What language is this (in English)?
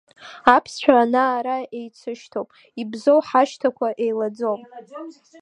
Abkhazian